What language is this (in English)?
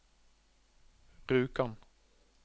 Norwegian